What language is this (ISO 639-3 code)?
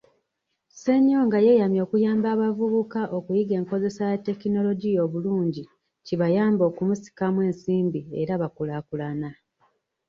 lug